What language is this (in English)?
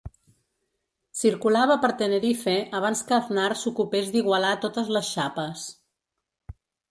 Catalan